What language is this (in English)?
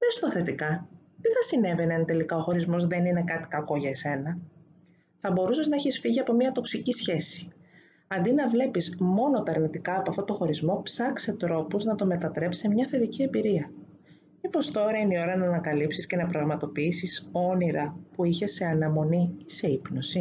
Greek